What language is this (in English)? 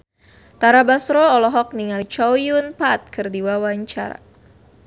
Sundanese